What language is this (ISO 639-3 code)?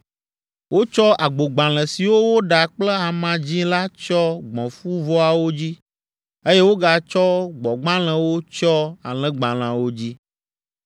ewe